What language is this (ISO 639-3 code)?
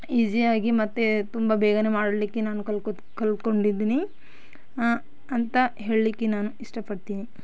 kan